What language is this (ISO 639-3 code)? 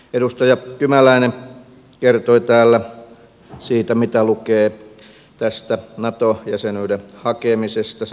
fin